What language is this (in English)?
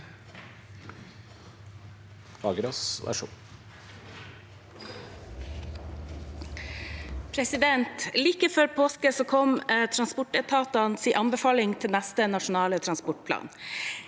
Norwegian